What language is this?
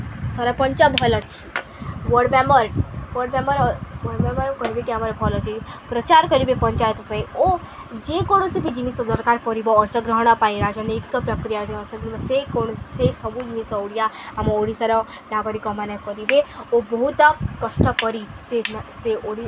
Odia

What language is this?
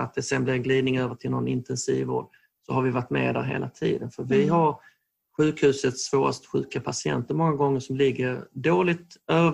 Swedish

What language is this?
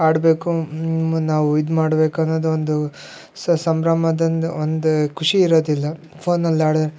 Kannada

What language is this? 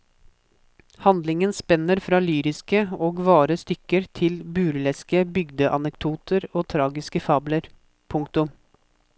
Norwegian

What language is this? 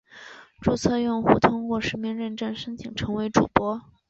Chinese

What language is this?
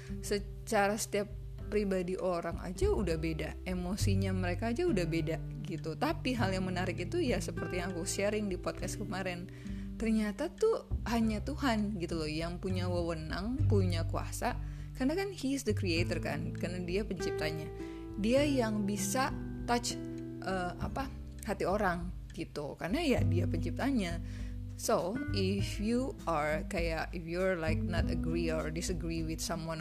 Indonesian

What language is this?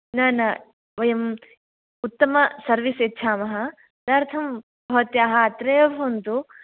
Sanskrit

